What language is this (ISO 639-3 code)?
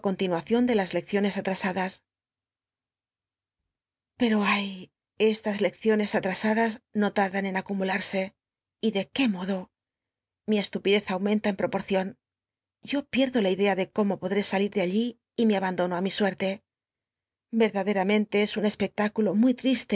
spa